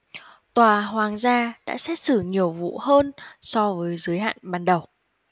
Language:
Vietnamese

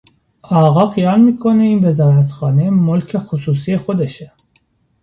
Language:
Persian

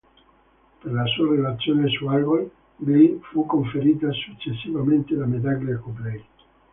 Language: Italian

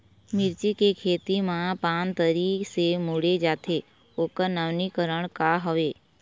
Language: Chhattisgarhi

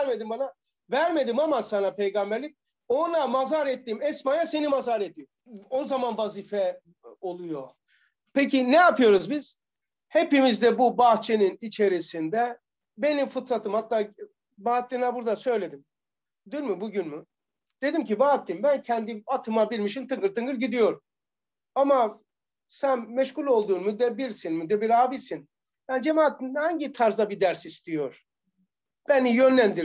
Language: Turkish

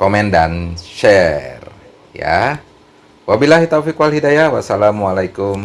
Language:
Indonesian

